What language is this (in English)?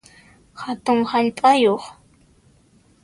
Puno Quechua